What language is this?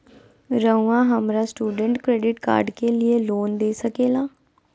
Magahi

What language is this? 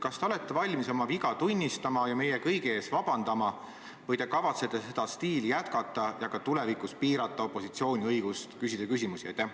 Estonian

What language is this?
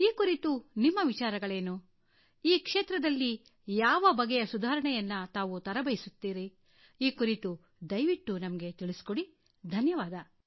Kannada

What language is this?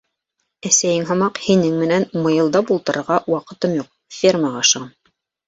Bashkir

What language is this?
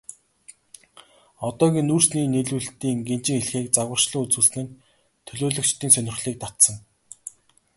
Mongolian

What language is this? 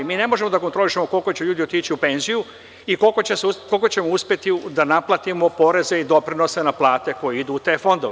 Serbian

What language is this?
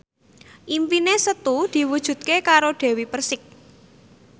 Javanese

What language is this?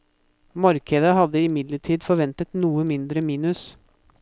Norwegian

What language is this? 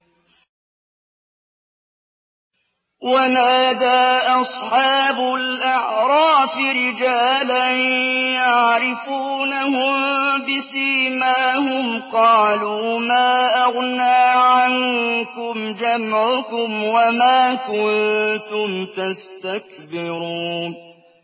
Arabic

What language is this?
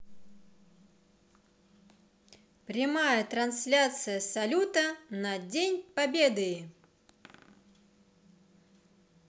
Russian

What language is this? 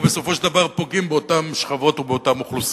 Hebrew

